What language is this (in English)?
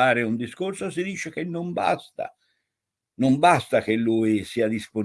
Italian